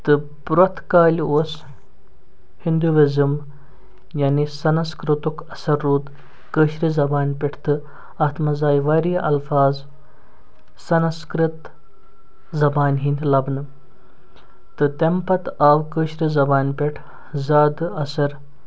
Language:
Kashmiri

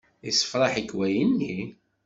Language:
Kabyle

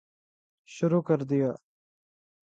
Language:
Urdu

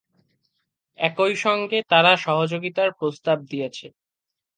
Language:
Bangla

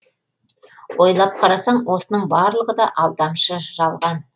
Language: Kazakh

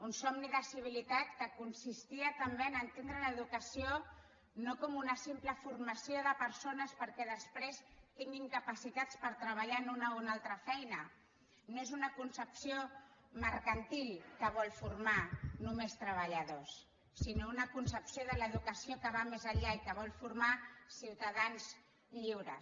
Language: Catalan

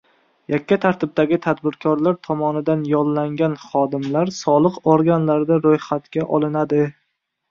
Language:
Uzbek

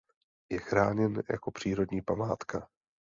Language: Czech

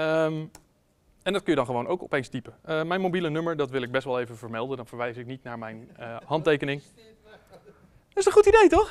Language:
Dutch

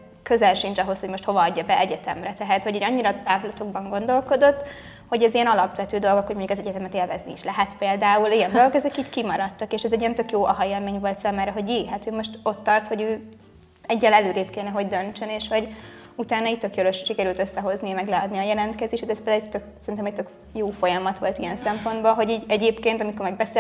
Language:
Hungarian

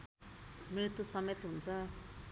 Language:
Nepali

